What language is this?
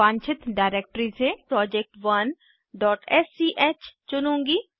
Hindi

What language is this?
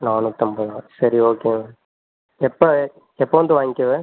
Tamil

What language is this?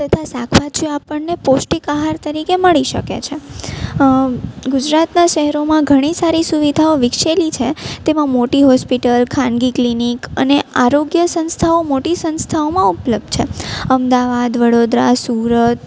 Gujarati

